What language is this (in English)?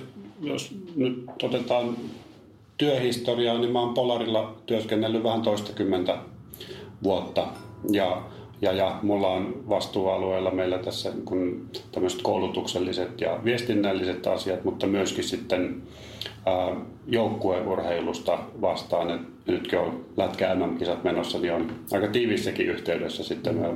Finnish